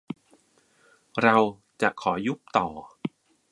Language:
Thai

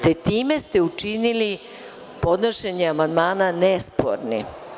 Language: Serbian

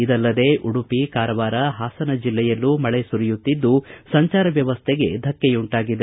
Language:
Kannada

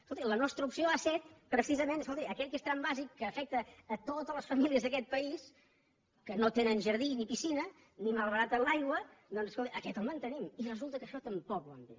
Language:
Catalan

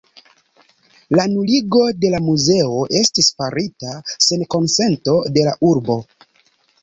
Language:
Esperanto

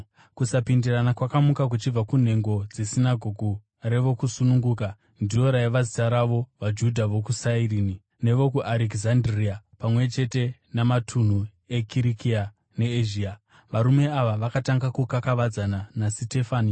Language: Shona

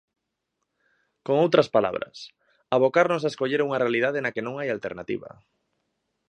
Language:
Galician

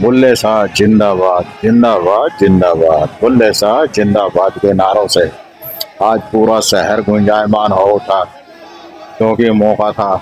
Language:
Hindi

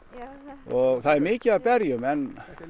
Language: Icelandic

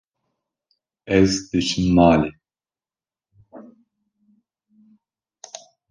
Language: Kurdish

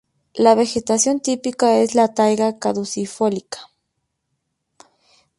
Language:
Spanish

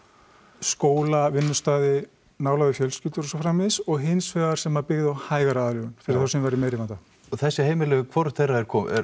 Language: Icelandic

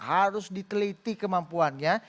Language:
Indonesian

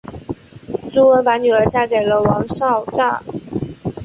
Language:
Chinese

